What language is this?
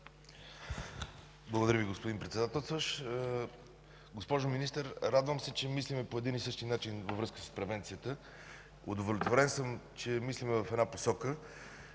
Bulgarian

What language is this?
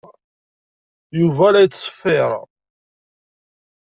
Kabyle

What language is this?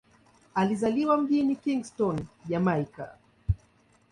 Swahili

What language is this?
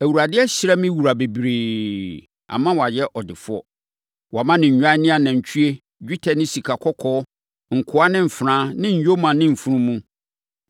Akan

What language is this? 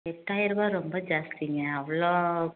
Tamil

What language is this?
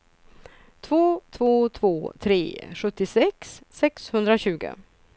Swedish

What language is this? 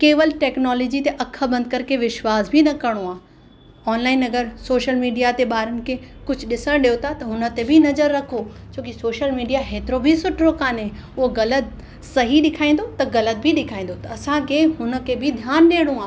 Sindhi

